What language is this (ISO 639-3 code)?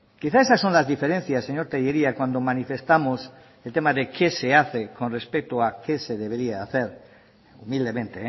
spa